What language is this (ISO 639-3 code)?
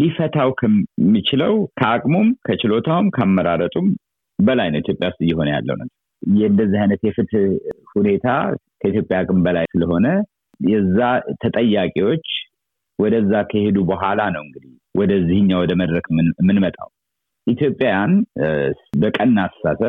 amh